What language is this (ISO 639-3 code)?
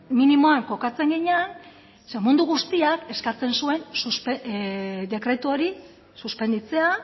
eus